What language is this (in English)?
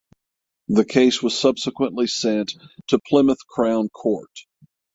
English